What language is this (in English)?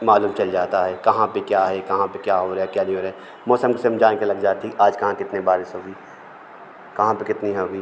Hindi